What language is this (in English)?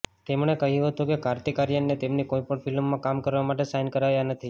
Gujarati